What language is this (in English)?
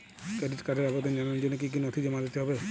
Bangla